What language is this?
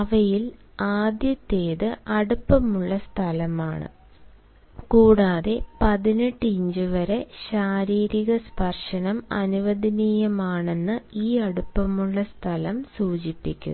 Malayalam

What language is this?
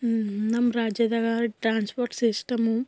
Kannada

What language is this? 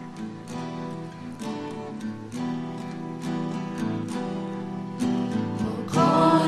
Polish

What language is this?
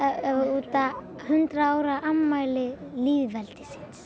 Icelandic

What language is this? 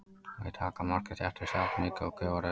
Icelandic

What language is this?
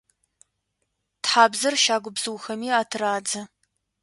Adyghe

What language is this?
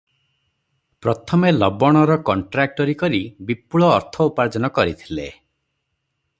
Odia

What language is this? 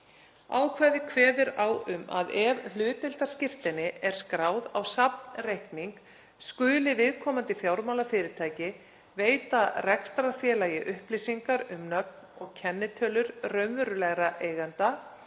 Icelandic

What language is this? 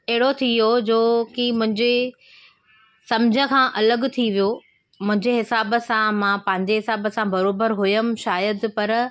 Sindhi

